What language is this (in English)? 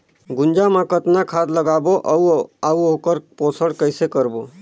Chhattisgarhi